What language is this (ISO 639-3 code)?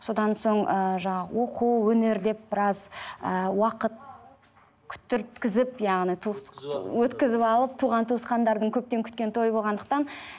kaz